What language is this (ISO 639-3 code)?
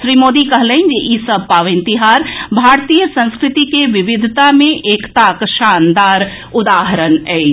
mai